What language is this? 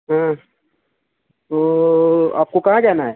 Urdu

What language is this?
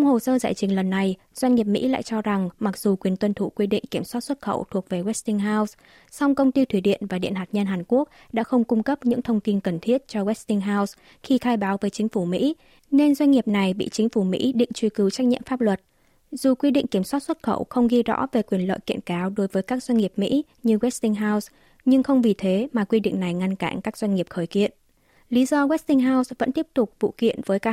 Vietnamese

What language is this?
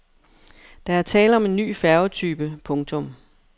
Danish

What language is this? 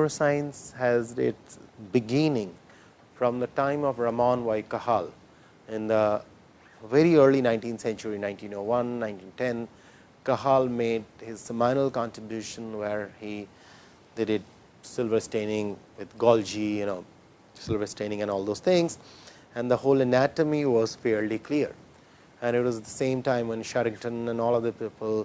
English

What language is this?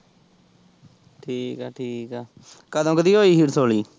Punjabi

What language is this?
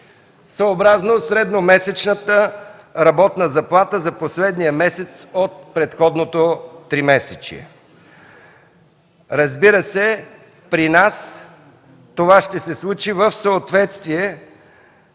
Bulgarian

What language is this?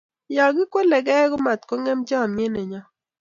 Kalenjin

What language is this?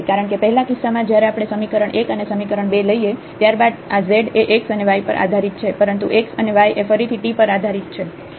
Gujarati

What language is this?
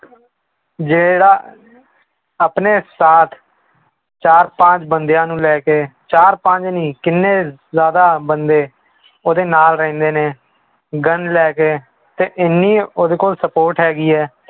Punjabi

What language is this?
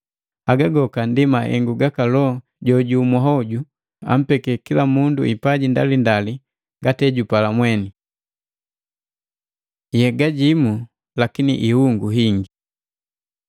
Matengo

